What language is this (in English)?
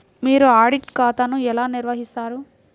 Telugu